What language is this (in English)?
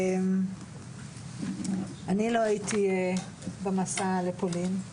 Hebrew